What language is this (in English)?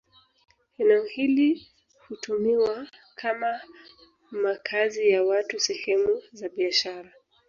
Swahili